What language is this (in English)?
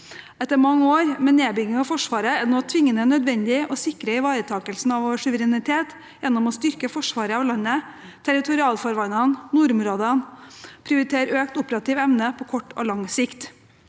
Norwegian